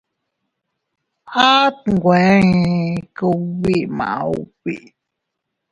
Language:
Teutila Cuicatec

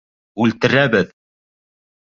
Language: Bashkir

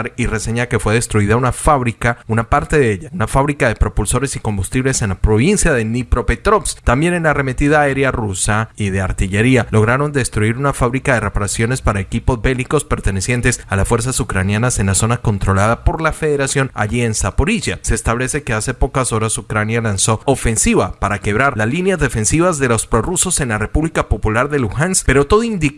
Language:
Spanish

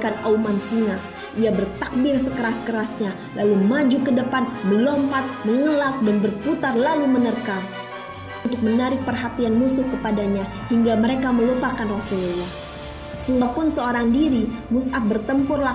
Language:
Indonesian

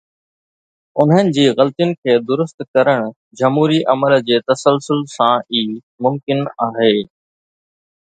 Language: Sindhi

